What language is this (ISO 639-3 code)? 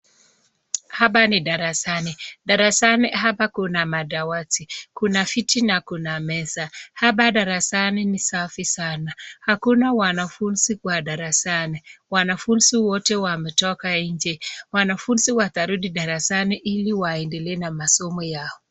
swa